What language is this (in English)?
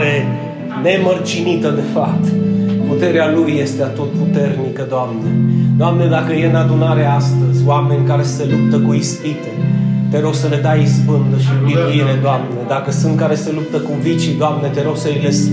Romanian